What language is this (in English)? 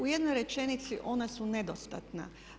Croatian